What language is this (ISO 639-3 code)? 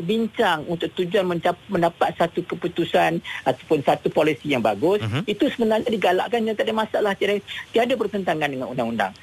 msa